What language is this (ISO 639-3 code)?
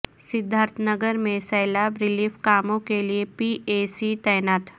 urd